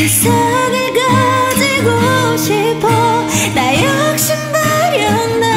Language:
Korean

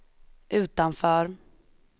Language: Swedish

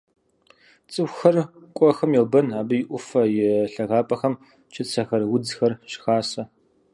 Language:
Kabardian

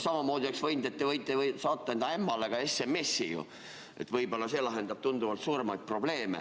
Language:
Estonian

